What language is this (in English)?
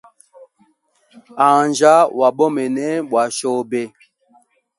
Hemba